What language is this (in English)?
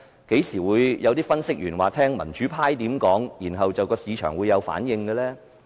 Cantonese